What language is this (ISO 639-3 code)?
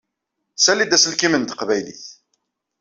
kab